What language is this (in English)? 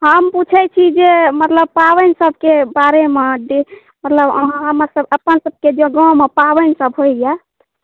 Maithili